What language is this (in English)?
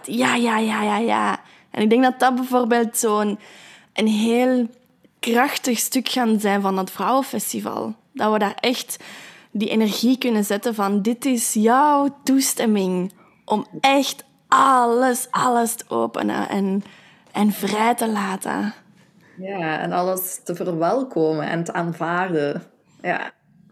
Dutch